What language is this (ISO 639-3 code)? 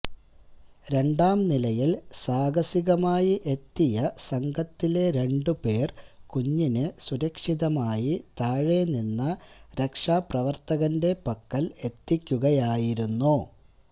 mal